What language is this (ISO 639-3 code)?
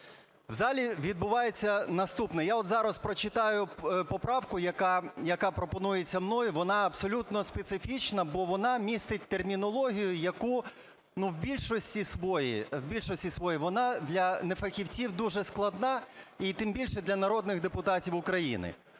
ukr